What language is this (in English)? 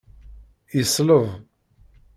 Kabyle